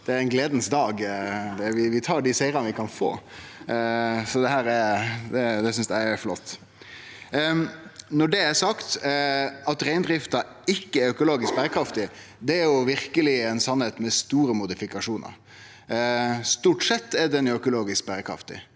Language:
Norwegian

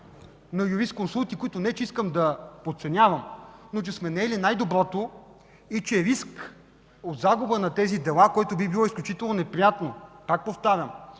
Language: Bulgarian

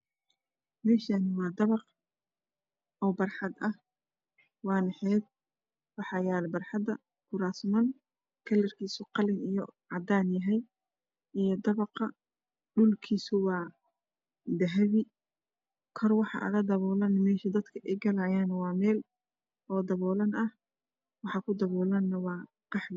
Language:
Somali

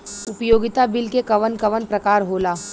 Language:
Bhojpuri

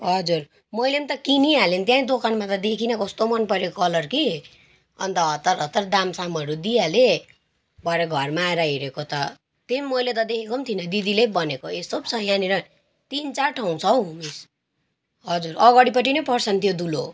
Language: Nepali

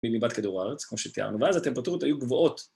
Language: Hebrew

